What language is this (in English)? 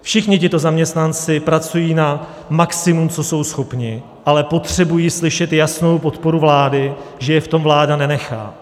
Czech